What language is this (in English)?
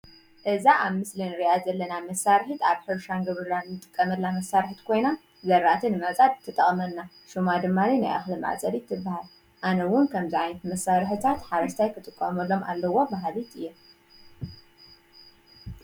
Tigrinya